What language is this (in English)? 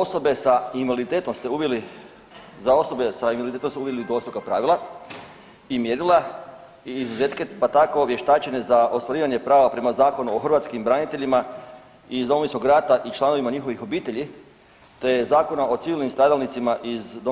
Croatian